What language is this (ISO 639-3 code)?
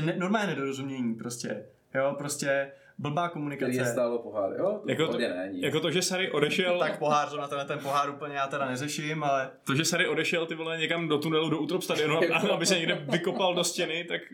ces